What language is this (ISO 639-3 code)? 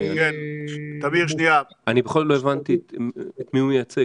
heb